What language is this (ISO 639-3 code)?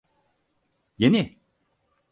tur